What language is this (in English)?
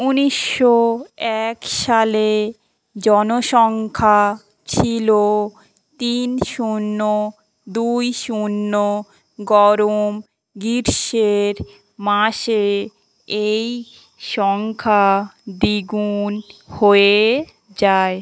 Bangla